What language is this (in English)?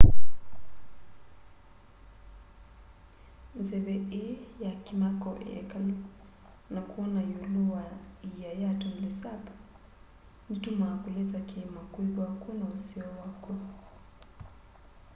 Kamba